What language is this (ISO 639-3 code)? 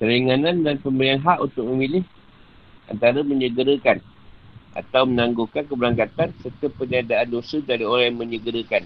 msa